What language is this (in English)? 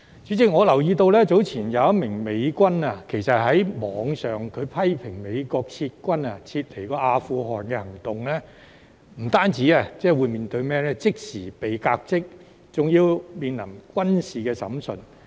Cantonese